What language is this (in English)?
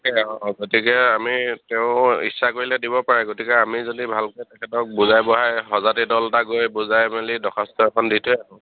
Assamese